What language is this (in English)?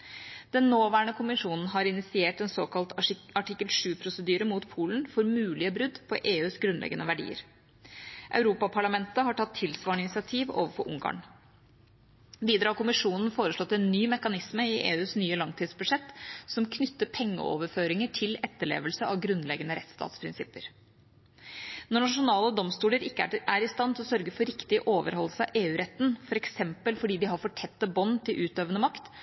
Norwegian Bokmål